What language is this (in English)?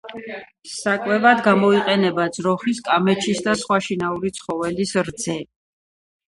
Georgian